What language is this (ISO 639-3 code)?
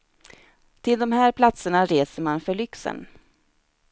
swe